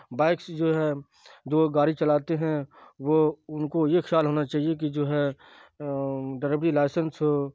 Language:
Urdu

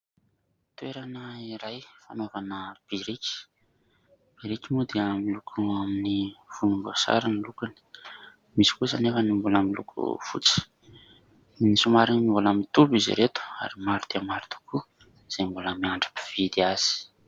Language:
Malagasy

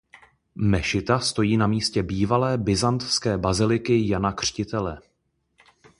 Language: Czech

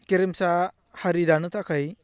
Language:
Bodo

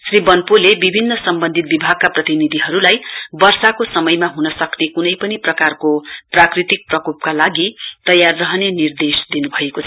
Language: Nepali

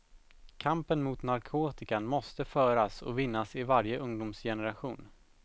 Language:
Swedish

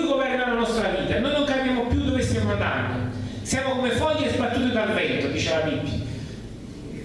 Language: Italian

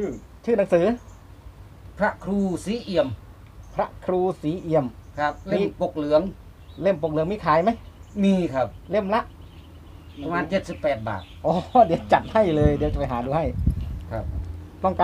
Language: Thai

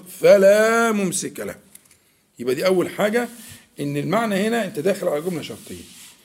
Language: Arabic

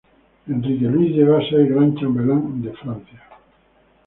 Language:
Spanish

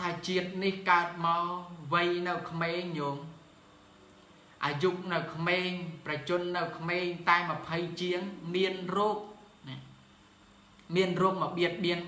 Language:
Vietnamese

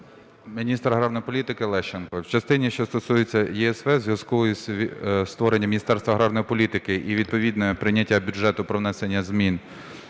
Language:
Ukrainian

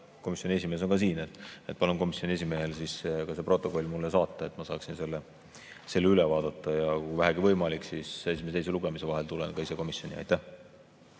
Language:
Estonian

